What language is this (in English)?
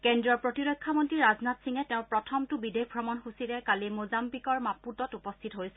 Assamese